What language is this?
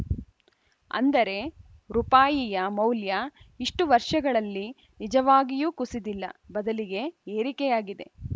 Kannada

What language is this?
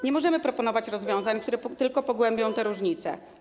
Polish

